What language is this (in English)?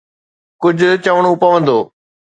Sindhi